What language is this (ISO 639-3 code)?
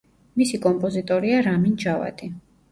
kat